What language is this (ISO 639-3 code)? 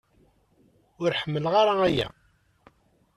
kab